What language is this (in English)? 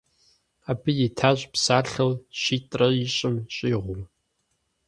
Kabardian